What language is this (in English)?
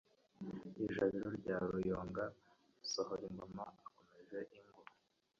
Kinyarwanda